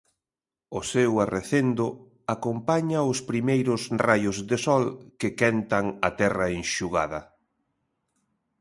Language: Galician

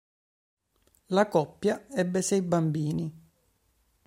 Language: Italian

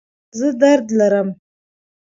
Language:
Pashto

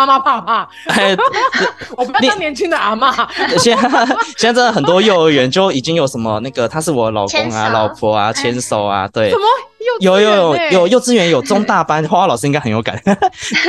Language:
Chinese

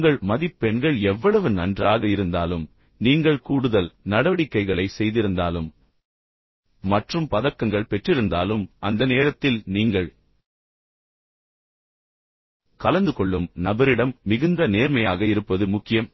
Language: Tamil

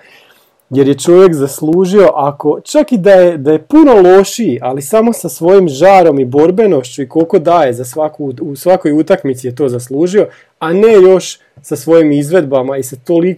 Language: Croatian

